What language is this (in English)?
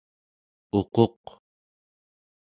Central Yupik